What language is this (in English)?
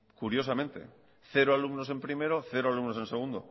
Spanish